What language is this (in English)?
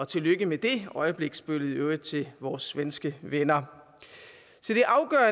Danish